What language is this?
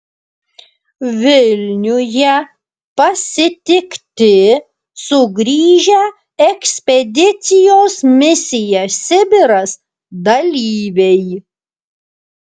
Lithuanian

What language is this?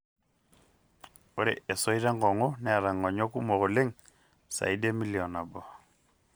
Masai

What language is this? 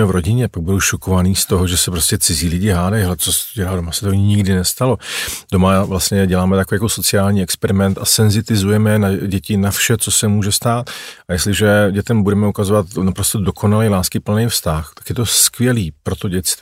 Czech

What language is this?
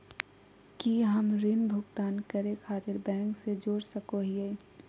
Magahi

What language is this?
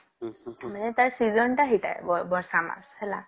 Odia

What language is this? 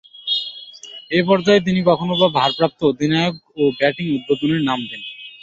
Bangla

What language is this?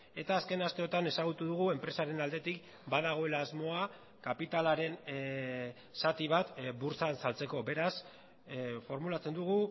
Basque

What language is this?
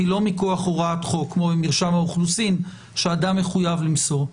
Hebrew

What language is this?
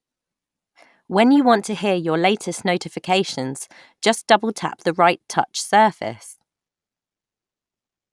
English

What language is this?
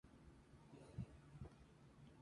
Spanish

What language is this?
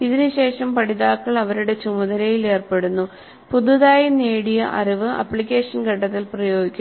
Malayalam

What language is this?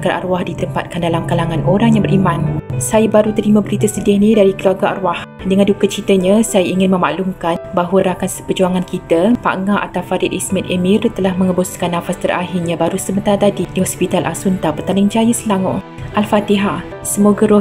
Malay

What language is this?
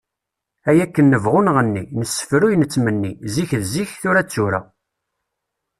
Kabyle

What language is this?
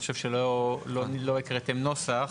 Hebrew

